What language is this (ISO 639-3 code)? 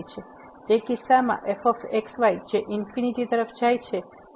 guj